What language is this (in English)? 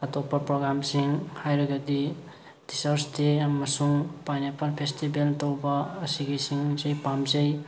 Manipuri